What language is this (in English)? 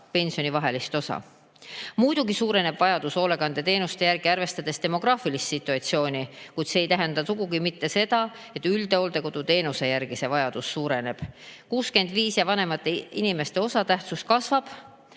Estonian